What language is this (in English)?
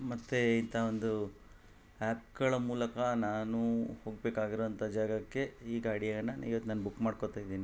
Kannada